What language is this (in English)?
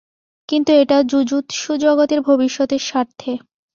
Bangla